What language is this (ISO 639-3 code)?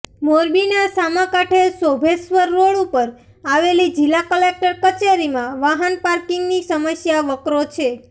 guj